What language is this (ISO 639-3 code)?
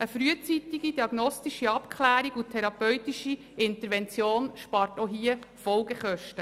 gsw